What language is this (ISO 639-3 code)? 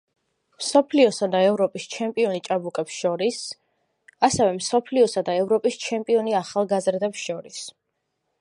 kat